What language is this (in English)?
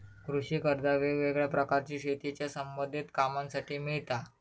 Marathi